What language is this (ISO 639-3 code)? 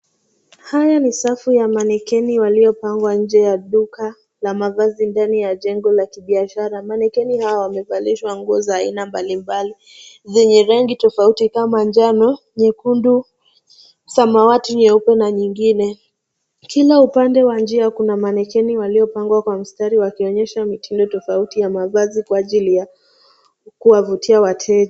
swa